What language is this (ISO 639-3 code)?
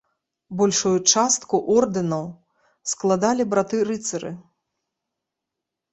bel